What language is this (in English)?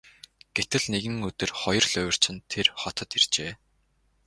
Mongolian